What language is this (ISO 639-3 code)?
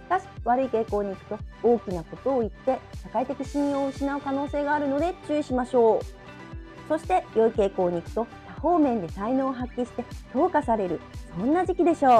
jpn